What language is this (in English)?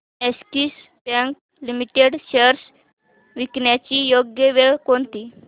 Marathi